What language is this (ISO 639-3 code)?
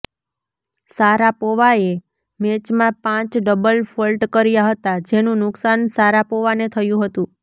guj